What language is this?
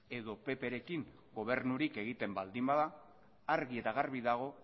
Basque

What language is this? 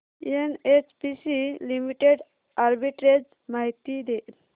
Marathi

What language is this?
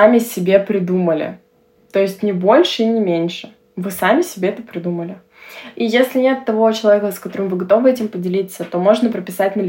Russian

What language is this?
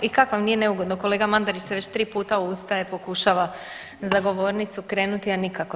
Croatian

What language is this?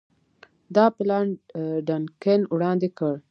Pashto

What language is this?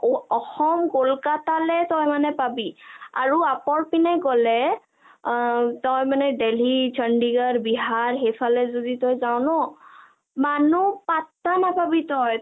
Assamese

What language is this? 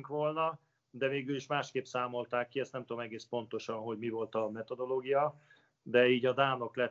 Hungarian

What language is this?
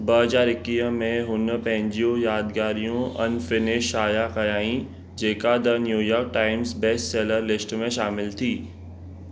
Sindhi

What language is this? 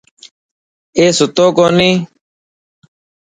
Dhatki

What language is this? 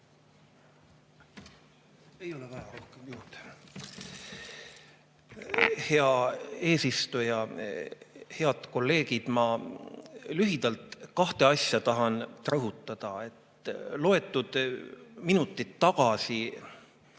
Estonian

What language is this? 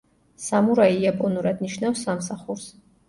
Georgian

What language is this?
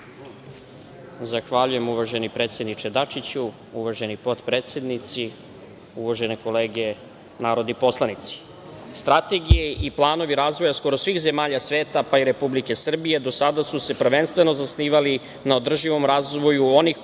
Serbian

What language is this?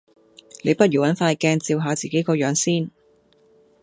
Cantonese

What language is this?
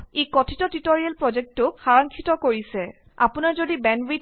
Assamese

